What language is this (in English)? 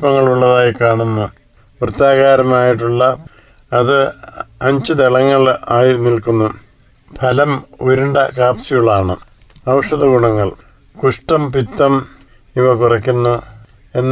Malayalam